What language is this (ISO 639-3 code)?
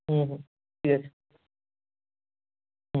ben